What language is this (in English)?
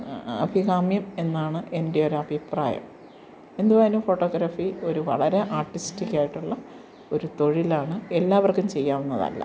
Malayalam